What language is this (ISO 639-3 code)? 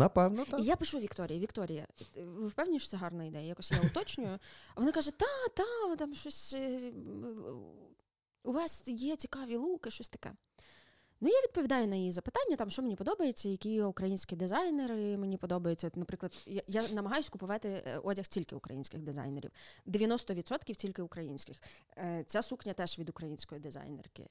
ukr